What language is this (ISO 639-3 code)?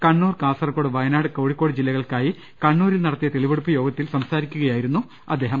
mal